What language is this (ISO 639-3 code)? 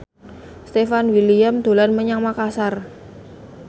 jav